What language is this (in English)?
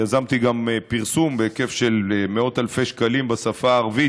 Hebrew